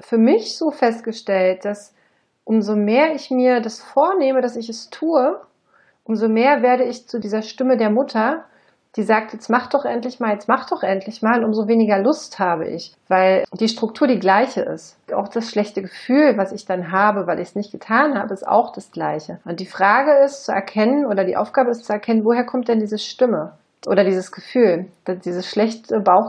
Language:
German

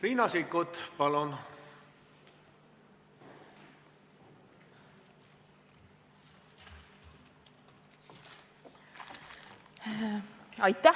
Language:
Estonian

